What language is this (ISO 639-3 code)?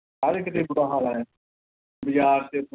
pan